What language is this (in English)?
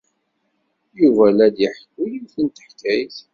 Kabyle